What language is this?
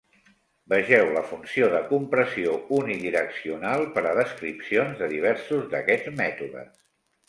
Catalan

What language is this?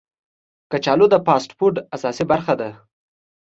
Pashto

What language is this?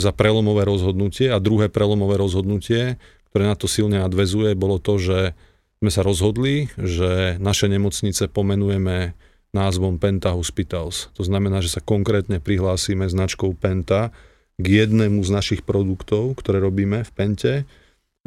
Slovak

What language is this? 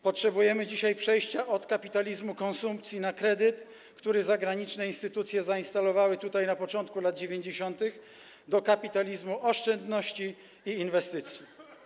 Polish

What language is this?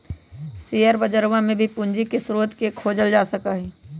Magahi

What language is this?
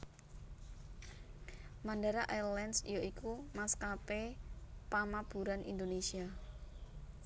Javanese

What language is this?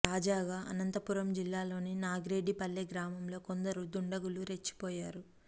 Telugu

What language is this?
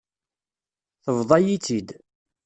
Kabyle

